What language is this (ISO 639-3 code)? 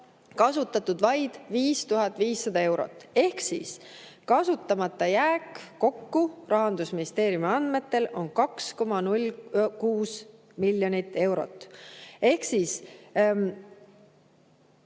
est